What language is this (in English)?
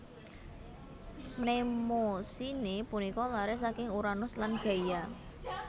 Javanese